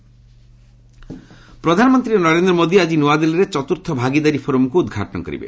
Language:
Odia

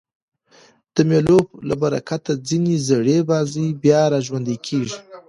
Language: Pashto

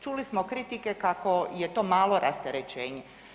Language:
Croatian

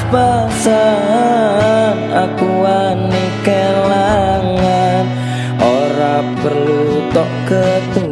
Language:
Indonesian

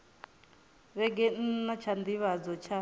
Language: Venda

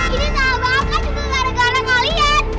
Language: Indonesian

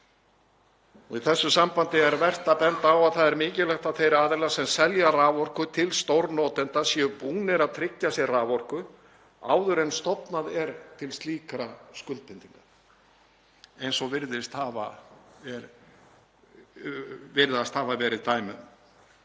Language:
Icelandic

